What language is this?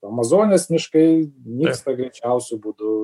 Lithuanian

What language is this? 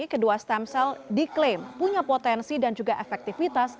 Indonesian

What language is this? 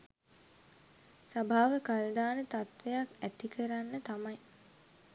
Sinhala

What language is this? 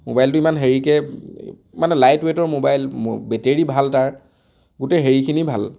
Assamese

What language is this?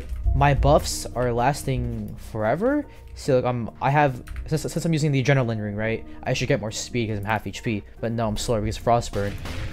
English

